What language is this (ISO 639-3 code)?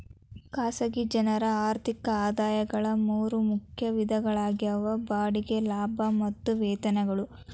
kan